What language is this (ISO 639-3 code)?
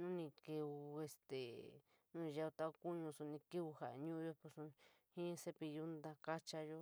mig